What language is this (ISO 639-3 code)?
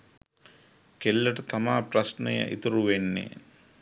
sin